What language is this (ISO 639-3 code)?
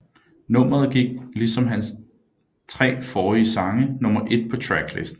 dan